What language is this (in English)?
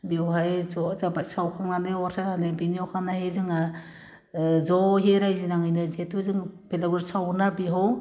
Bodo